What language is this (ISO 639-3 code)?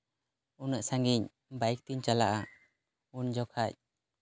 sat